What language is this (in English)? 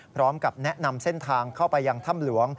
Thai